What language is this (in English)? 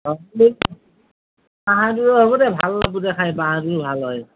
Assamese